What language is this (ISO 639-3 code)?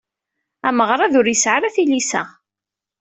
kab